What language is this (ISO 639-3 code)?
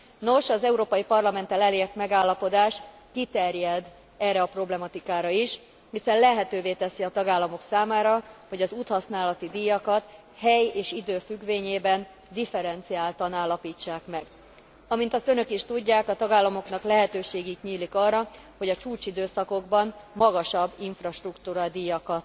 hun